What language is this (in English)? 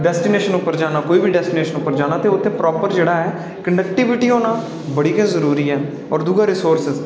Dogri